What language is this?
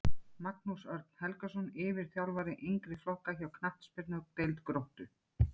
Icelandic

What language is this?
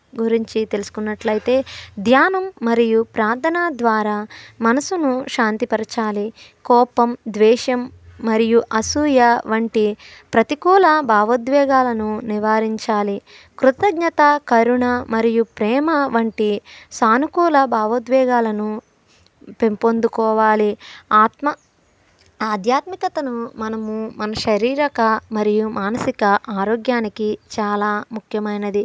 Telugu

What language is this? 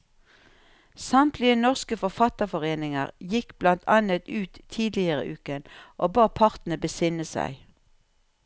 Norwegian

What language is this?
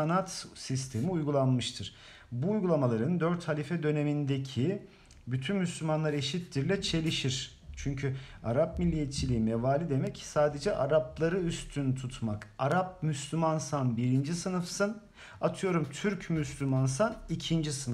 Turkish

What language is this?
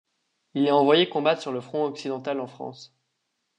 French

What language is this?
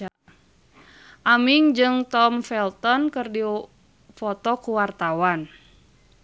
Sundanese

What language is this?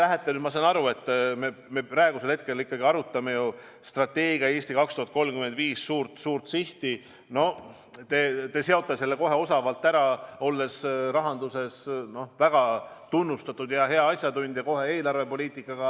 Estonian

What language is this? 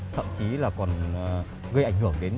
Vietnamese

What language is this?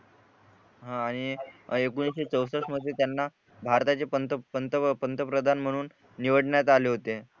Marathi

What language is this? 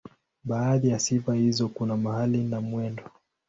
Swahili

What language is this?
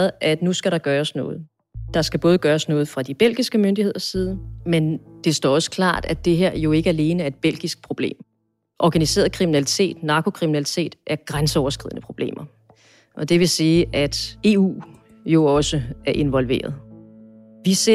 Danish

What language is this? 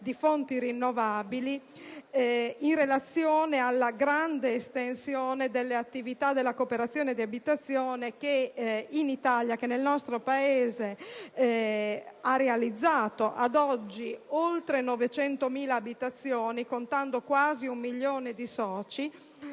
Italian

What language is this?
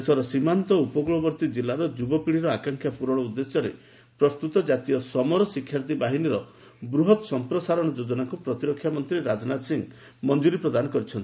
Odia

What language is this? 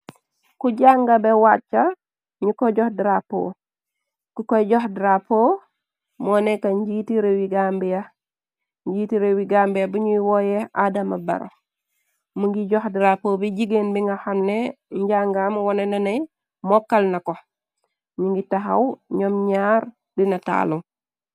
Wolof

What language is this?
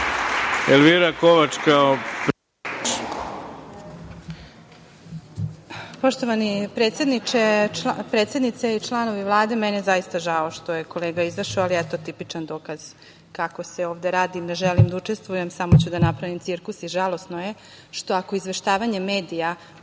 Serbian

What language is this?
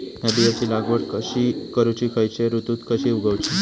Marathi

